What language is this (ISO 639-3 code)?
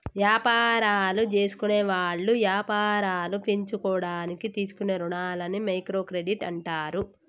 tel